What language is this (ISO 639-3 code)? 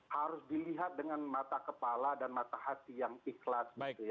ind